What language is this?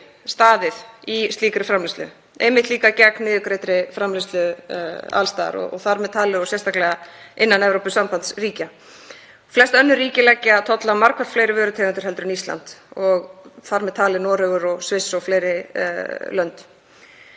Icelandic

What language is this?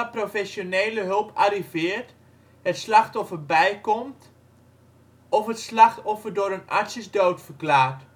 Dutch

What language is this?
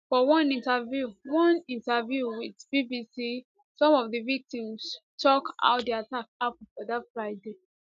Nigerian Pidgin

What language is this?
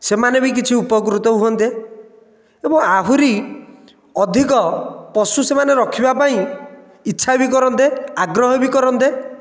Odia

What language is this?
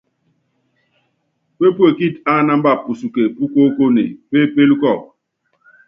Yangben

